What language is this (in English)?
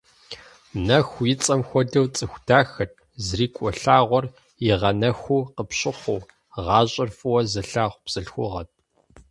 Kabardian